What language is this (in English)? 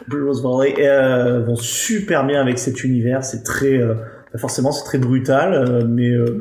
French